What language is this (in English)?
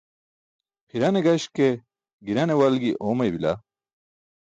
Burushaski